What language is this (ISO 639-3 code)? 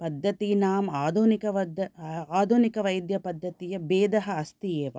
san